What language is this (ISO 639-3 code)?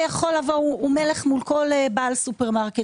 heb